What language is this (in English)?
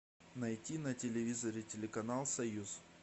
Russian